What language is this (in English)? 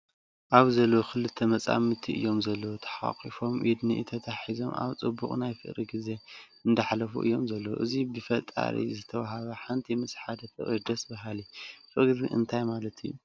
Tigrinya